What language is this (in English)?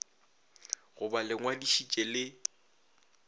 Northern Sotho